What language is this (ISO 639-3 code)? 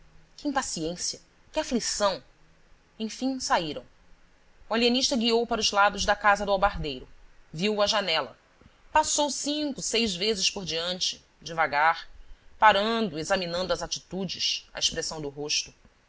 por